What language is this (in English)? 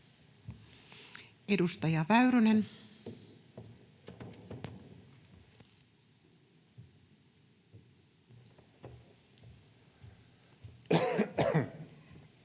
Finnish